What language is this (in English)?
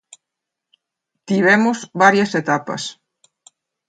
Galician